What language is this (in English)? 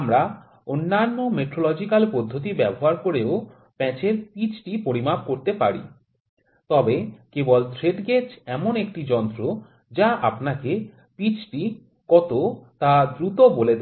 Bangla